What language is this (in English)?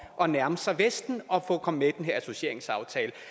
Danish